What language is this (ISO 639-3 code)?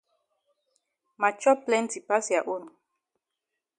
wes